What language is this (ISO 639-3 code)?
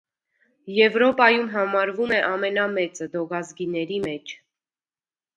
hye